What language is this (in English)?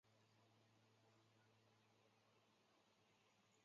Chinese